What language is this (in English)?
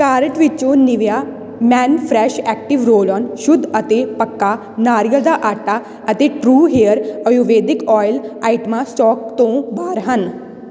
Punjabi